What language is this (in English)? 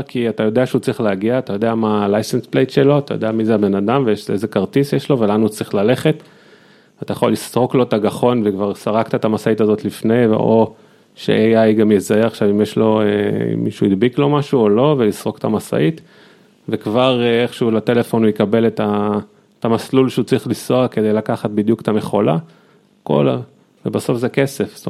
Hebrew